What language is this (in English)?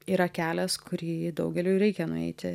Lithuanian